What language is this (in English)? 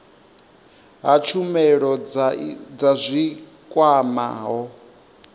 Venda